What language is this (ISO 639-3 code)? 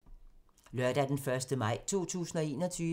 dan